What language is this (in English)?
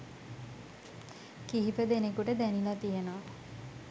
Sinhala